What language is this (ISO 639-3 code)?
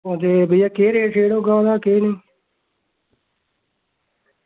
doi